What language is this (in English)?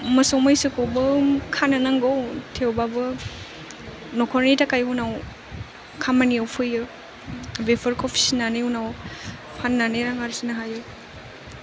Bodo